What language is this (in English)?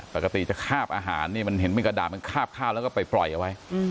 Thai